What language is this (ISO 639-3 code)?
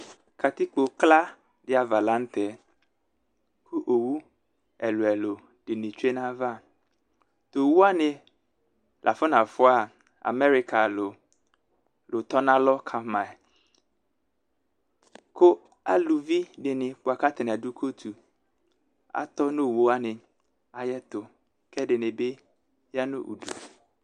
kpo